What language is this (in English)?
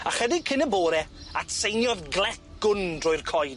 Welsh